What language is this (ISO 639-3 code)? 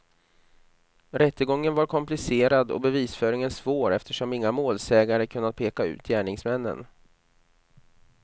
swe